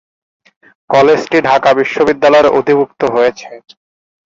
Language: Bangla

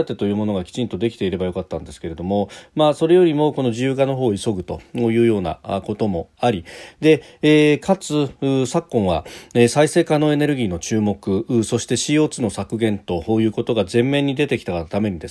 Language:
Japanese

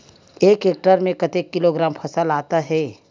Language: Chhattisgarhi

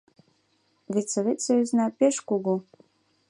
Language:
Mari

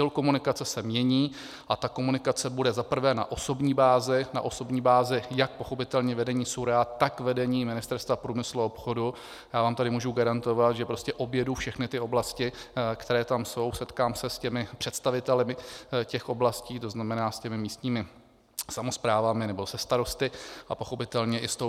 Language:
Czech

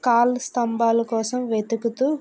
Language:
Telugu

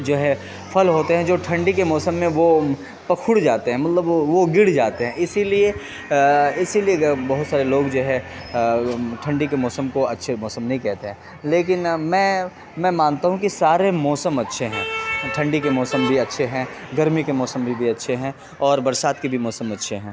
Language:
Urdu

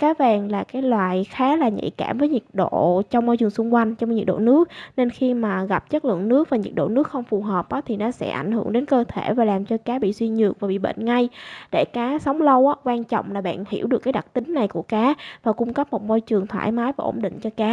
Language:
Vietnamese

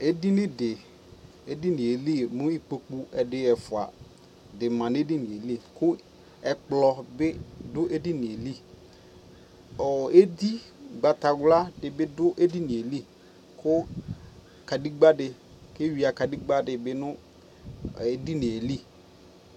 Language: Ikposo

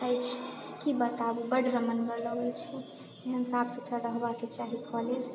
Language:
Maithili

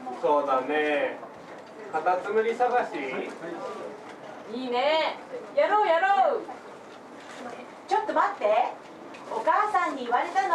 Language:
Japanese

